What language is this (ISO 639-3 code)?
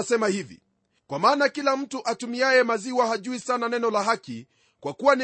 swa